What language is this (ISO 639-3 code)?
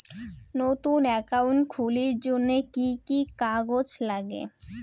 ben